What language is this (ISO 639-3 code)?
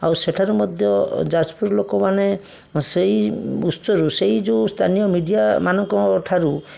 ori